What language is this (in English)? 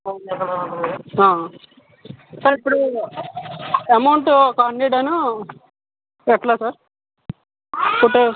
Telugu